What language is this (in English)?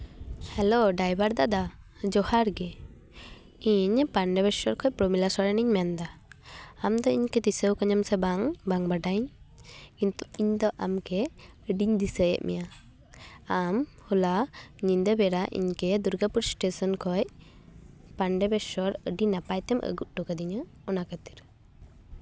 Santali